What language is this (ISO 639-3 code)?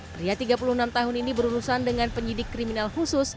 ind